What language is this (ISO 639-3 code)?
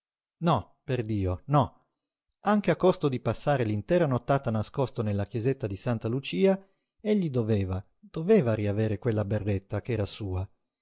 ita